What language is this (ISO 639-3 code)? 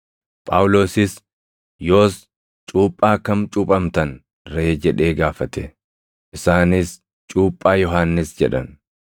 orm